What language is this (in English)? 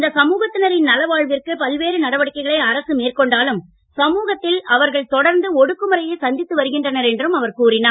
Tamil